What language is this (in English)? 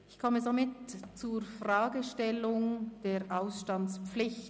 Swiss German